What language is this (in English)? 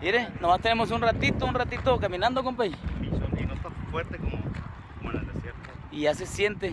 Spanish